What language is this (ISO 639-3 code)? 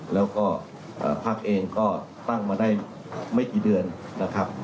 tha